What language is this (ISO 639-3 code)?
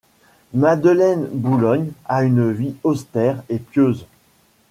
fra